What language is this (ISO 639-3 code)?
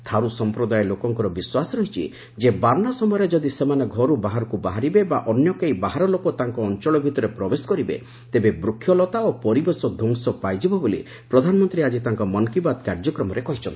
ori